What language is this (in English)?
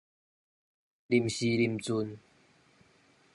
Min Nan Chinese